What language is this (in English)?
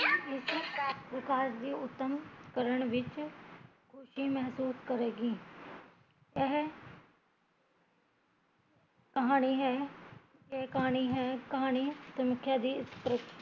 Punjabi